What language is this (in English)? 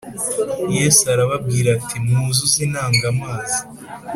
Kinyarwanda